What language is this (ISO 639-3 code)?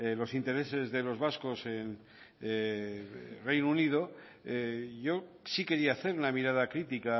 spa